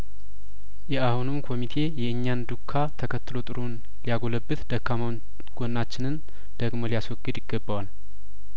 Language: Amharic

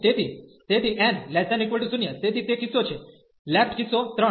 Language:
Gujarati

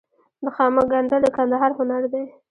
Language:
Pashto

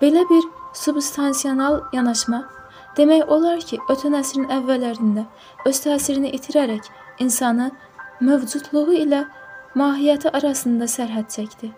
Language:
Turkish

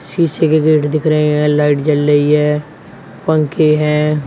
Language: Hindi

